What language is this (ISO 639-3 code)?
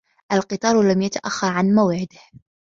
ara